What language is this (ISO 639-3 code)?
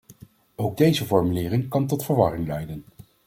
nld